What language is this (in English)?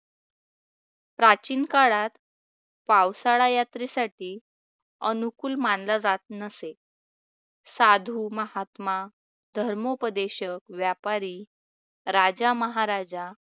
Marathi